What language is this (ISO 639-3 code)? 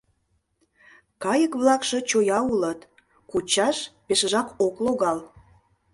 chm